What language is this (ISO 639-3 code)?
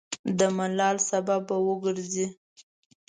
pus